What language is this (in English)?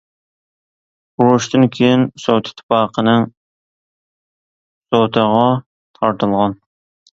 Uyghur